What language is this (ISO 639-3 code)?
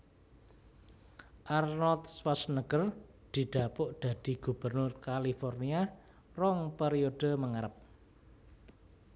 jav